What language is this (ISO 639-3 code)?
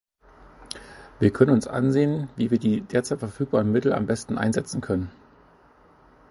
deu